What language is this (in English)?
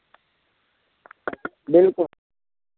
Dogri